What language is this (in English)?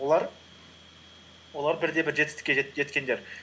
Kazakh